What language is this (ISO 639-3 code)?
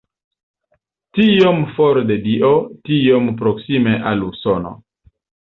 epo